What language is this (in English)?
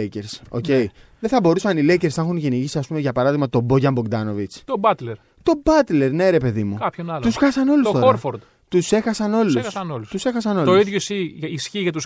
Greek